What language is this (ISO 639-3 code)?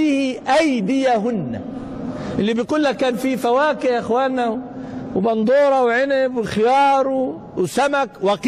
ara